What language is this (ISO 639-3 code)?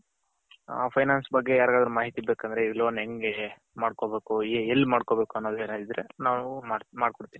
kan